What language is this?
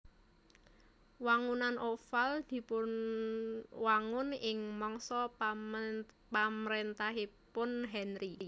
Javanese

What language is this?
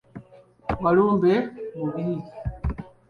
Ganda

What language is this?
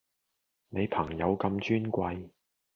Cantonese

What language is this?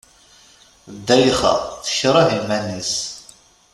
Kabyle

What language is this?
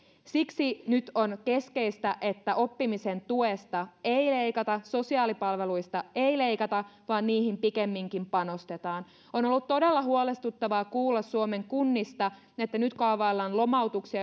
Finnish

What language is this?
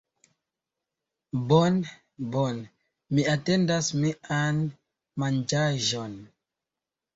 Esperanto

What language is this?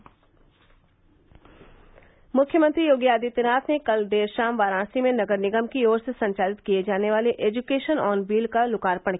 Hindi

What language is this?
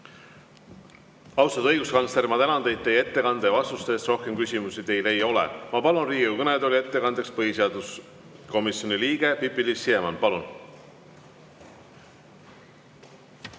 Estonian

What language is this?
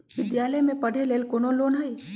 Magahi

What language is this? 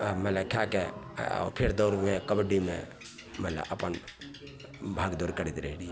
Maithili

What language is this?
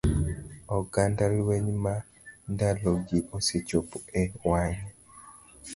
Luo (Kenya and Tanzania)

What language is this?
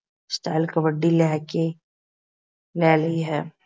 Punjabi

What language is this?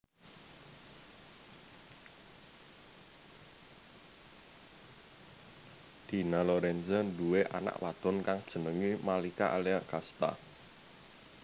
Javanese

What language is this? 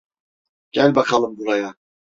Turkish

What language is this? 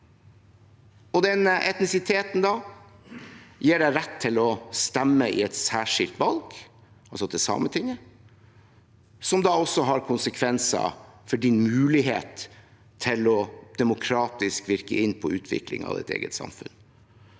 Norwegian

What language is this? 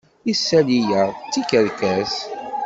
Kabyle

